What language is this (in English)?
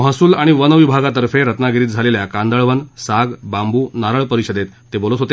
Marathi